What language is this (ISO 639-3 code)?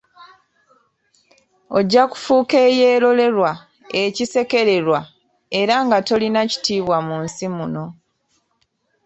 lug